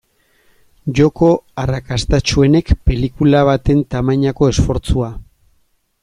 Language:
Basque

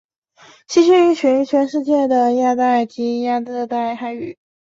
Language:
Chinese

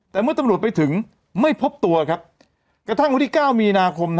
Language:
Thai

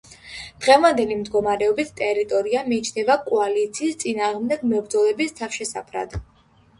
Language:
Georgian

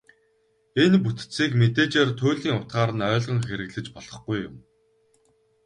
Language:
Mongolian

